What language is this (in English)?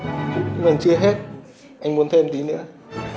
Vietnamese